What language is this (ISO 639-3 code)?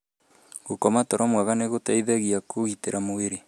kik